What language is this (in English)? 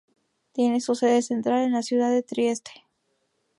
Spanish